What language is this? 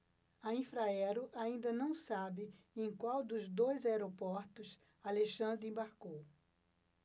Portuguese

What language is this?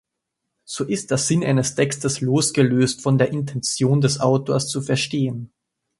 German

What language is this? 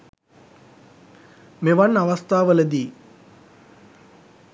Sinhala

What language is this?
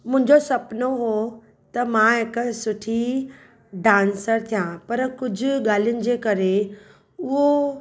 Sindhi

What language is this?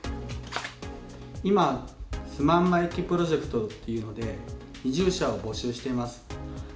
Japanese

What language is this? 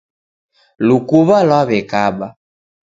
Taita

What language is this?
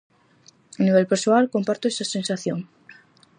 Galician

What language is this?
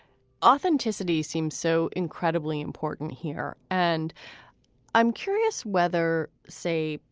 English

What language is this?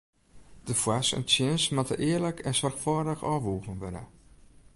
Western Frisian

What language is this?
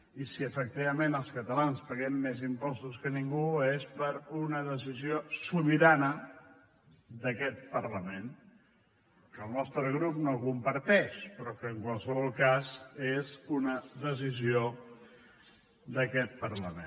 Catalan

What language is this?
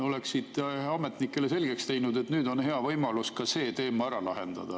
Estonian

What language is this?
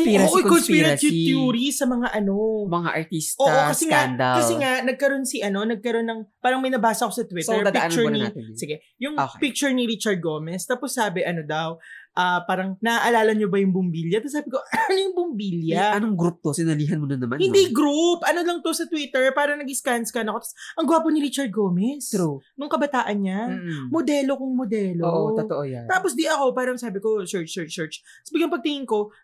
Filipino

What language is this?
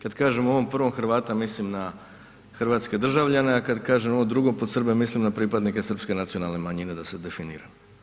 Croatian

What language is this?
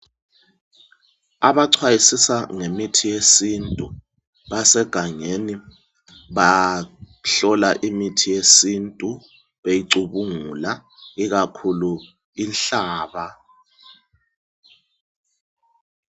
North Ndebele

